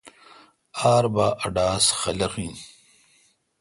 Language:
Kalkoti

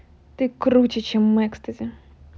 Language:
Russian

